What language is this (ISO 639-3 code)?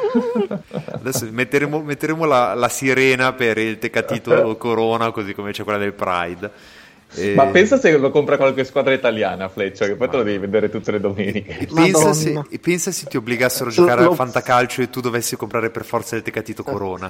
ita